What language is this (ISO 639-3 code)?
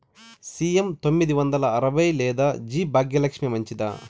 tel